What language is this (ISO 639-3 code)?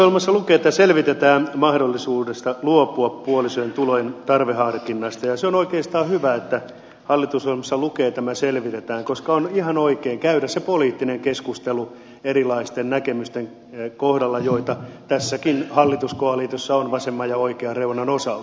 fin